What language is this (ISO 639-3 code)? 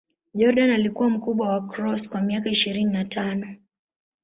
swa